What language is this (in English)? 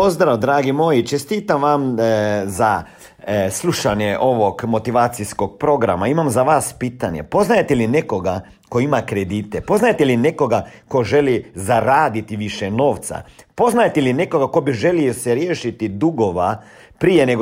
Croatian